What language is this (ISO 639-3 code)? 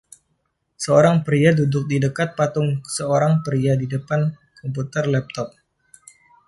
ind